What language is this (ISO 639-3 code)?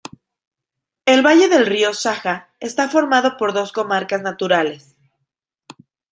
spa